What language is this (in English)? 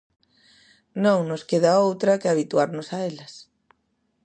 Galician